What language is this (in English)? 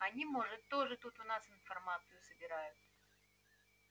Russian